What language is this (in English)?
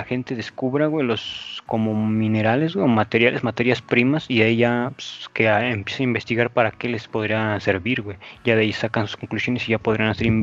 Spanish